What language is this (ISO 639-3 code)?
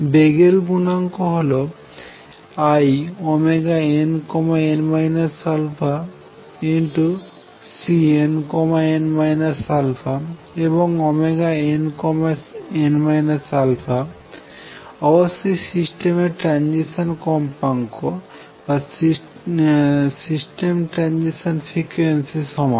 ben